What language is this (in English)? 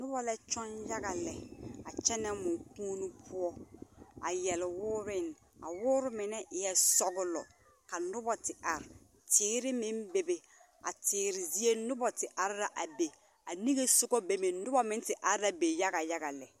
Southern Dagaare